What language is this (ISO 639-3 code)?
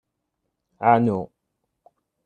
kab